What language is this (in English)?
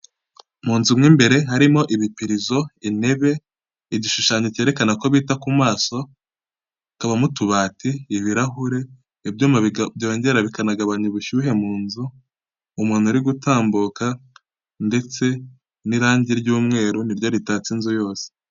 Kinyarwanda